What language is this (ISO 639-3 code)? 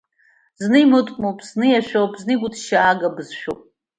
abk